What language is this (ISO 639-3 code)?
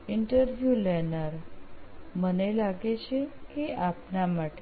guj